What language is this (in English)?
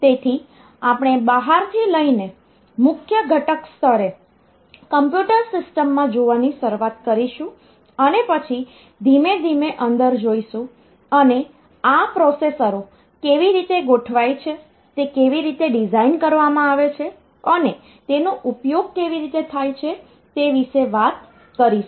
Gujarati